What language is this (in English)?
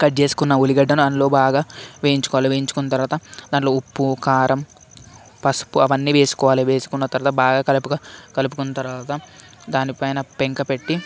Telugu